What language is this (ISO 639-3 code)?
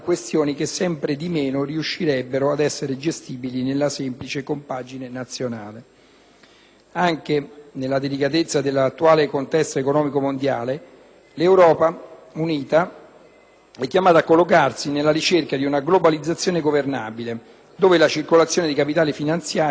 ita